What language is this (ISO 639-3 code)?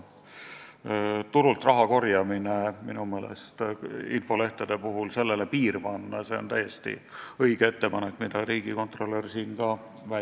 est